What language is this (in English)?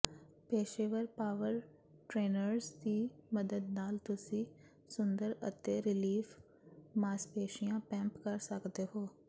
Punjabi